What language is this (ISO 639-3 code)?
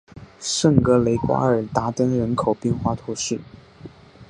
zho